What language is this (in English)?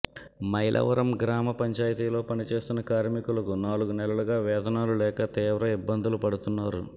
Telugu